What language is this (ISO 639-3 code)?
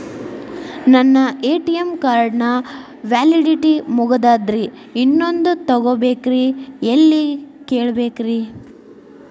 kan